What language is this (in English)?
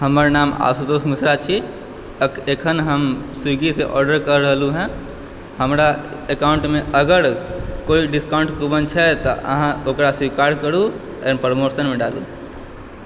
Maithili